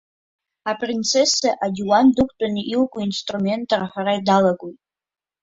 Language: Abkhazian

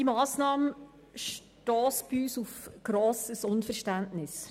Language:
Swiss German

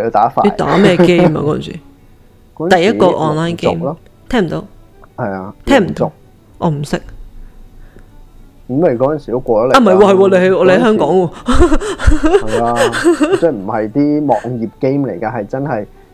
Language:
Chinese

